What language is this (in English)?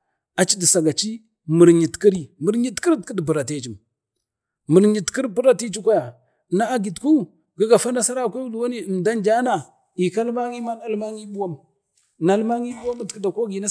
Bade